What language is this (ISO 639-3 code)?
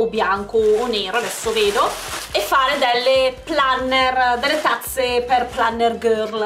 ita